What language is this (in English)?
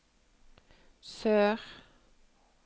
Norwegian